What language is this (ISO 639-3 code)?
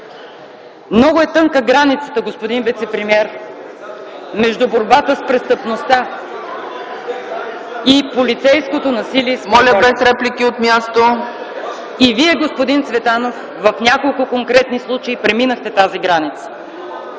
bul